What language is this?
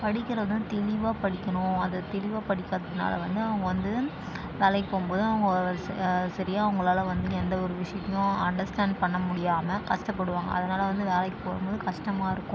Tamil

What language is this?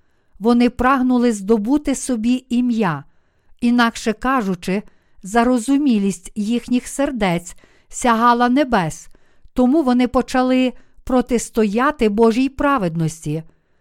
Ukrainian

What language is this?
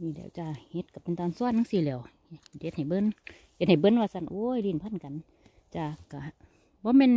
Thai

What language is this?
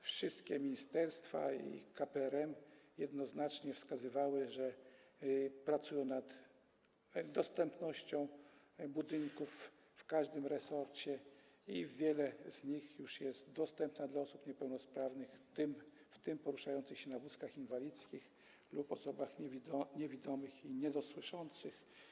Polish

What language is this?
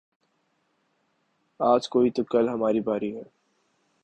Urdu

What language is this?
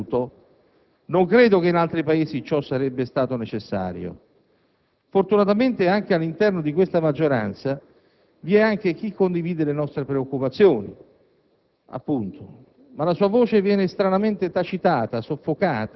Italian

